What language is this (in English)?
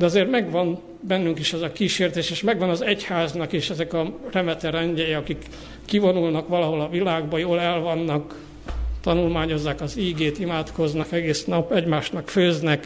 Hungarian